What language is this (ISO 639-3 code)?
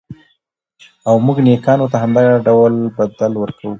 pus